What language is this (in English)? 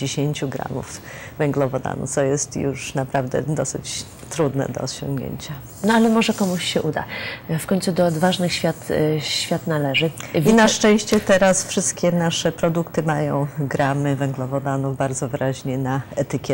Polish